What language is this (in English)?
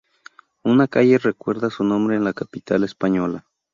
Spanish